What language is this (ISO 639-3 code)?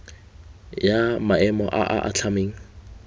tsn